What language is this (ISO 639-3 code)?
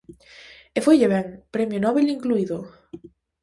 glg